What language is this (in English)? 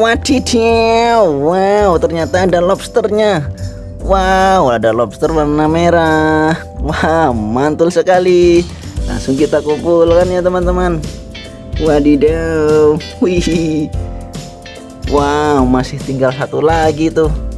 Indonesian